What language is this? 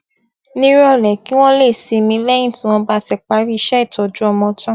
Yoruba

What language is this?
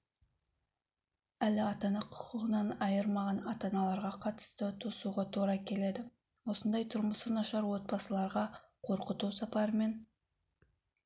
Kazakh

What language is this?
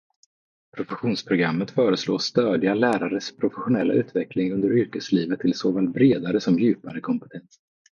Swedish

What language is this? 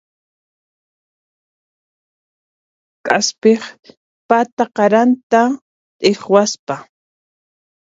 Puno Quechua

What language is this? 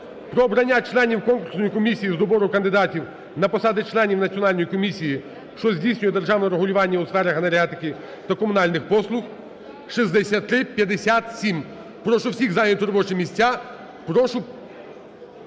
Ukrainian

